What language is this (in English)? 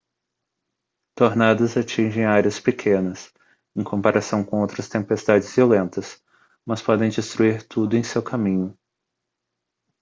Portuguese